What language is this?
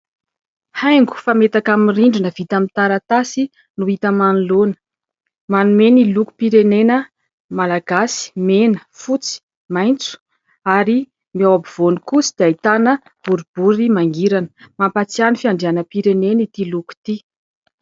Malagasy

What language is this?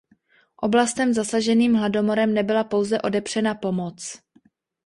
Czech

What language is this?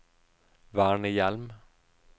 Norwegian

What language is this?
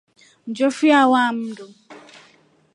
Rombo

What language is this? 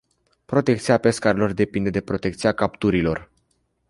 Romanian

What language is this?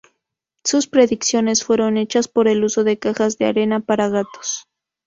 Spanish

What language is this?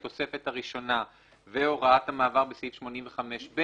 Hebrew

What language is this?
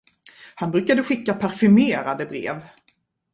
Swedish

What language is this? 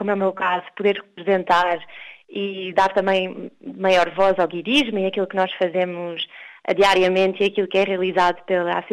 Portuguese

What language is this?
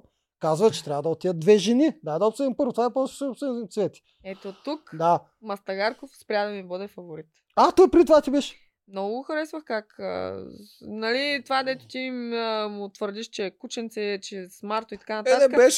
Bulgarian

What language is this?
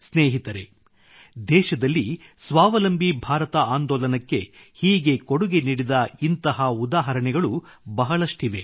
Kannada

